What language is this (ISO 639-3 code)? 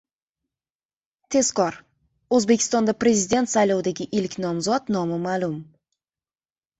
uzb